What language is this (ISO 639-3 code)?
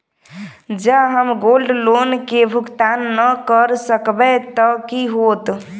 mai